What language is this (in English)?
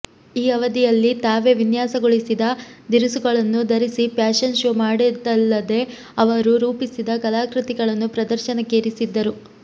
Kannada